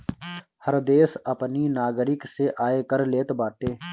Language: Bhojpuri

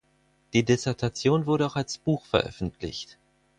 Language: German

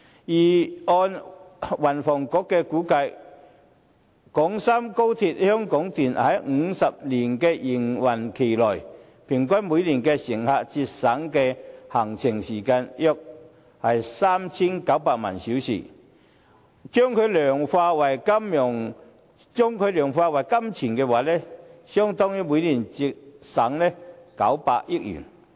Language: Cantonese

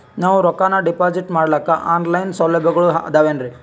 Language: Kannada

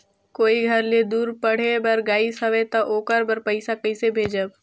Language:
Chhattisgarhi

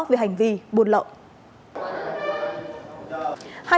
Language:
Vietnamese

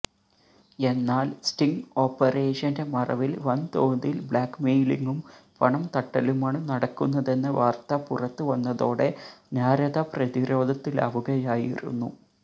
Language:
Malayalam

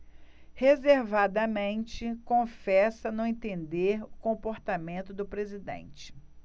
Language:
Portuguese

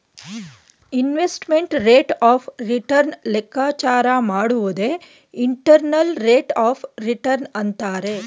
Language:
Kannada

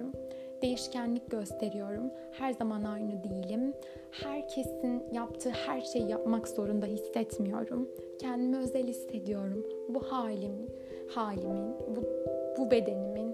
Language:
Turkish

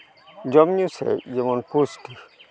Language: Santali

